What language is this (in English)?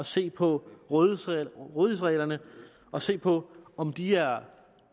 Danish